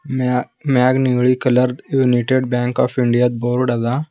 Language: Kannada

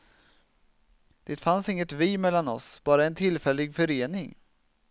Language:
Swedish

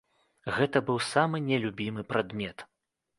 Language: Belarusian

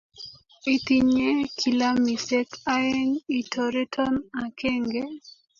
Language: Kalenjin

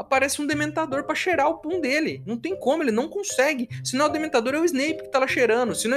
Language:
Portuguese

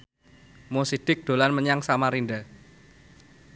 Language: Javanese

